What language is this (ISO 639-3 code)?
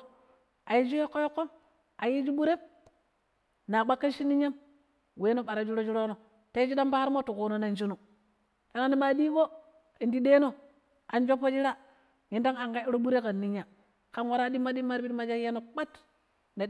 pip